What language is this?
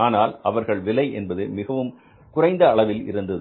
Tamil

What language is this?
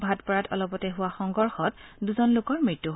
Assamese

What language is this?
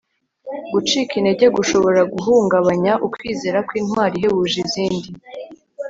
Kinyarwanda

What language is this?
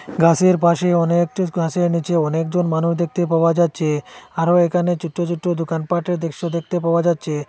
Bangla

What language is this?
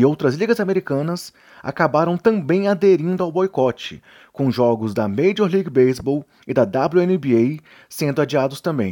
Portuguese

